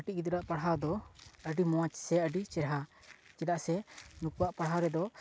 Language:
Santali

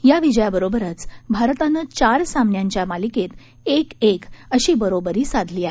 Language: Marathi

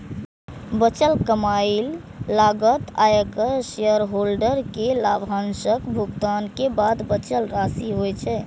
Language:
Maithili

